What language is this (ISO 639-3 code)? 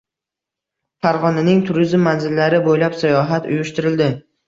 uzb